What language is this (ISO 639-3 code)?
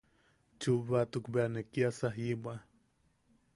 yaq